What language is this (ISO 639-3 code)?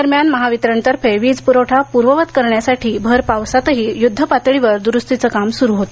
mar